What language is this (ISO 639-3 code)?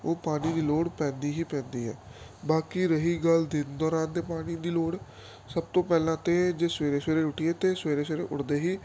pan